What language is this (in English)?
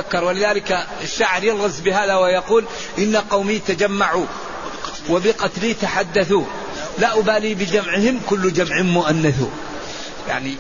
Arabic